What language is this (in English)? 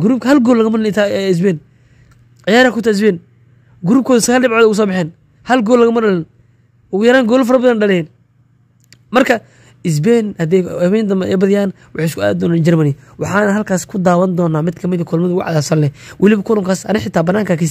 Arabic